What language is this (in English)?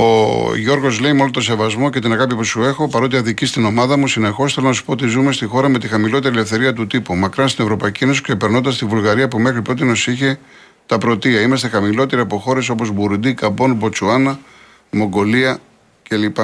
Greek